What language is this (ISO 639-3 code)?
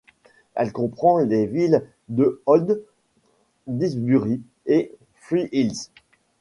fra